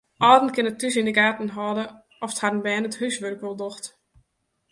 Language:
Western Frisian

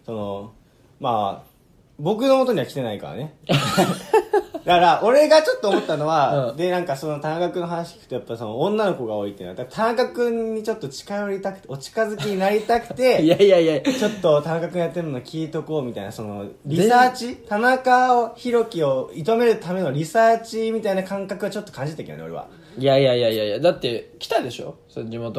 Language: Japanese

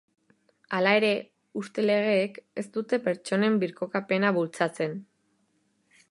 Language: Basque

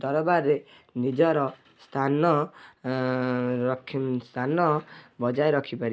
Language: Odia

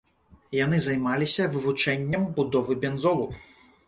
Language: Belarusian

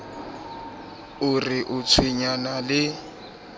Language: Southern Sotho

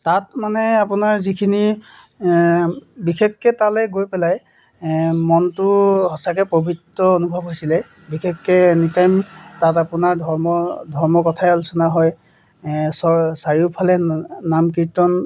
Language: Assamese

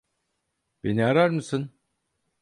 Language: Turkish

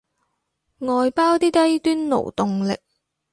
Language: Cantonese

